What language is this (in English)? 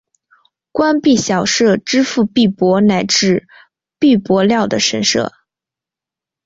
Chinese